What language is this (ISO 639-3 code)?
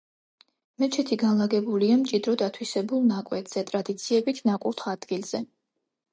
kat